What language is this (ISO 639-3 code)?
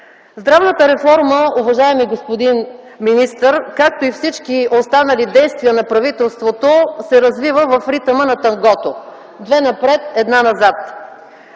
bul